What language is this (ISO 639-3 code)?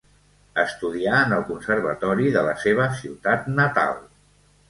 cat